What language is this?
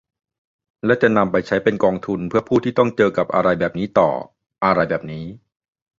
Thai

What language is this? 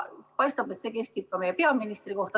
Estonian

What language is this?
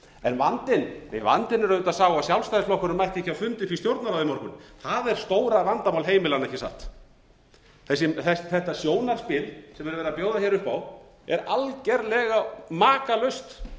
Icelandic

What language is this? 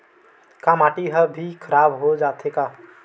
Chhattisgarhi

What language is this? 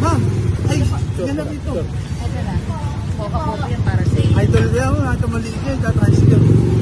Filipino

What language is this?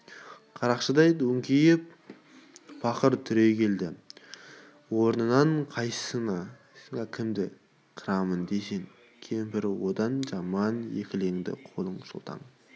Kazakh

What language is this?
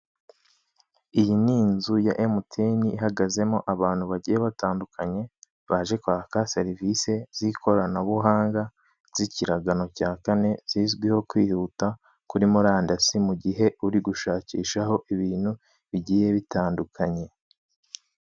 Kinyarwanda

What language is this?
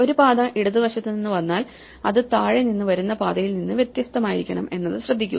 Malayalam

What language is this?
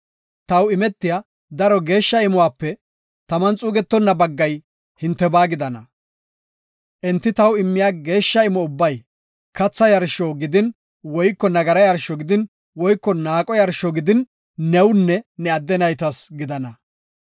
Gofa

